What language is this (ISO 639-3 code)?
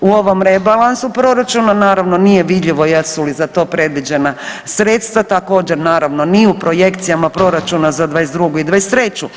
hrv